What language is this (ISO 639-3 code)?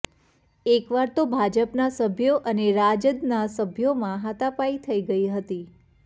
guj